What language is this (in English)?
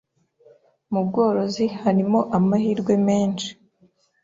Kinyarwanda